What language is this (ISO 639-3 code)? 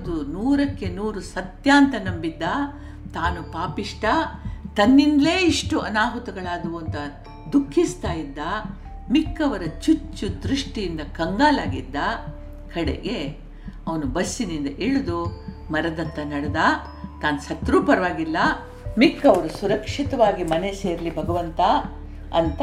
kan